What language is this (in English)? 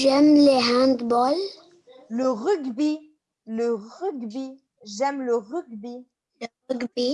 French